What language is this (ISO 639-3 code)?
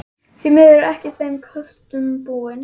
isl